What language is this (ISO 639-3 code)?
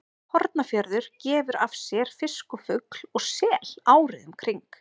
isl